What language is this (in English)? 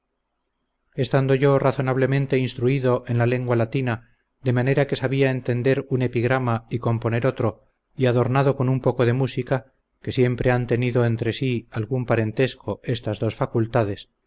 Spanish